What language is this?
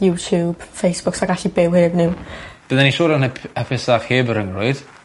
Welsh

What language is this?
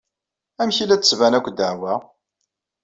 Kabyle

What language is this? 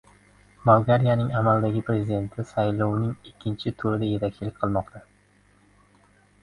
Uzbek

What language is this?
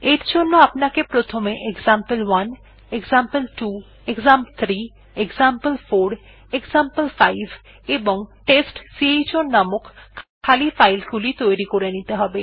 Bangla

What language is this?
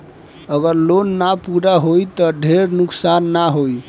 Bhojpuri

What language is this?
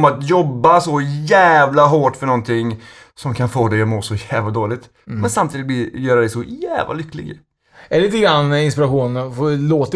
Swedish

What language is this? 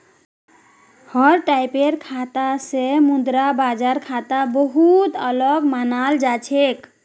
Magahi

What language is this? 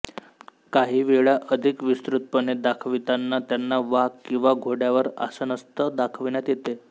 Marathi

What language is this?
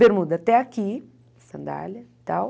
Portuguese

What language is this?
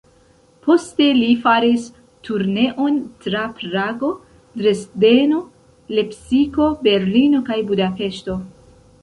Esperanto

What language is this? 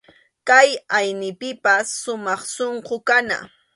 Arequipa-La Unión Quechua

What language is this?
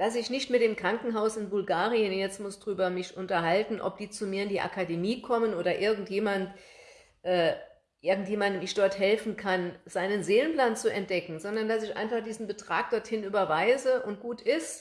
German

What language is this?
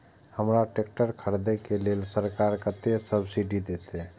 Maithili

